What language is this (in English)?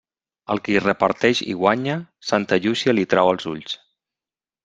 Catalan